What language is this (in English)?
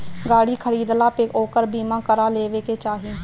Bhojpuri